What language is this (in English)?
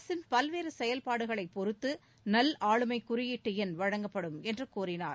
Tamil